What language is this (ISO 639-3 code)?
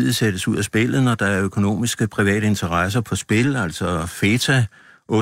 dan